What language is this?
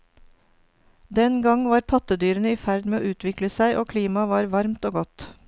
Norwegian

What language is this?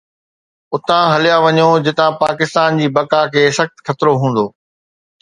Sindhi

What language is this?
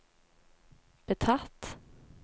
Norwegian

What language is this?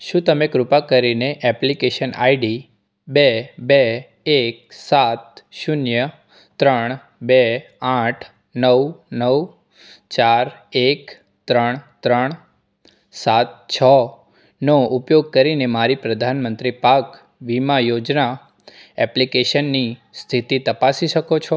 Gujarati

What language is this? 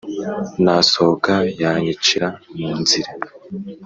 Kinyarwanda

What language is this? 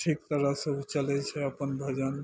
Maithili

